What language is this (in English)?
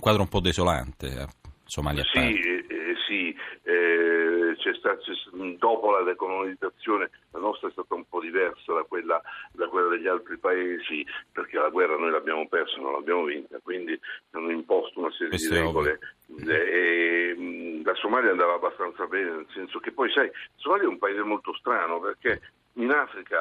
Italian